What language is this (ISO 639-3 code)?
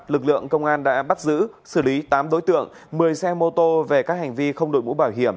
vie